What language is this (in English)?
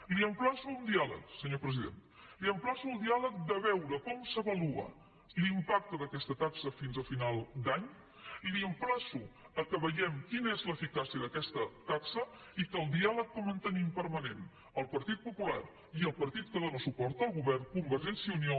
Catalan